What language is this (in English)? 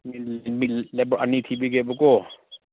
Manipuri